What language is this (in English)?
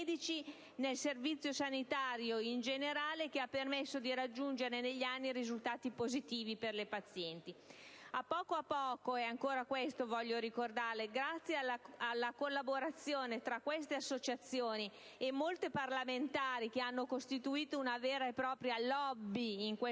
Italian